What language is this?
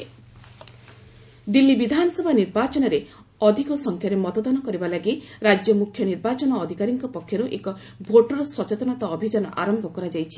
Odia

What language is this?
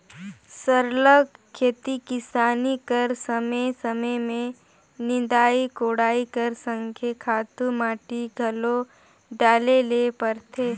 Chhattisgarhi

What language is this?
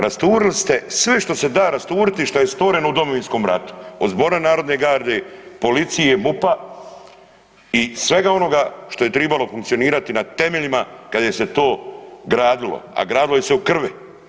Croatian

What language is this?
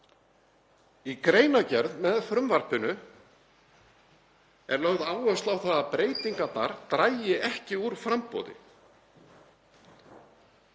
Icelandic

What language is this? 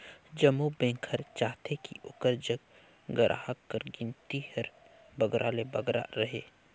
Chhattisgarhi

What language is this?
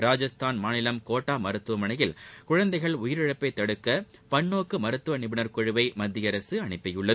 Tamil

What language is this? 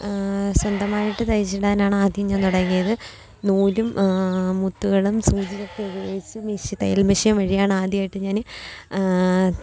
Malayalam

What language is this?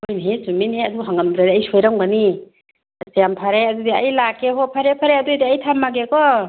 Manipuri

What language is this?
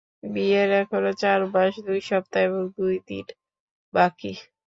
Bangla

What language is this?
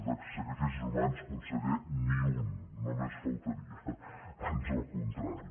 Catalan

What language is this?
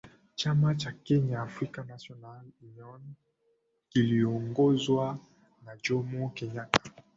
Swahili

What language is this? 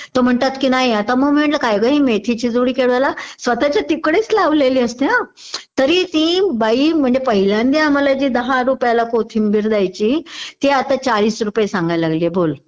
Marathi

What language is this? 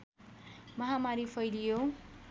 Nepali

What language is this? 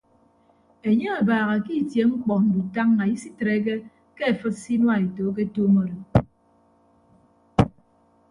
Ibibio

